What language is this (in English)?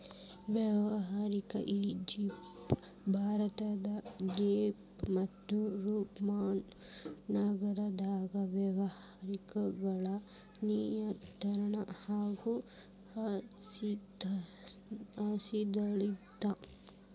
Kannada